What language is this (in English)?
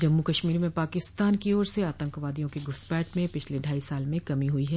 Hindi